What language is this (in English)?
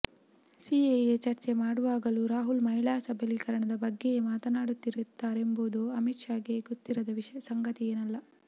Kannada